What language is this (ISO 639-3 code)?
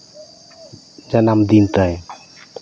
sat